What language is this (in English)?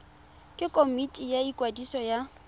Tswana